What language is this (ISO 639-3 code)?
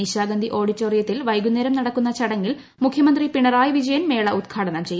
mal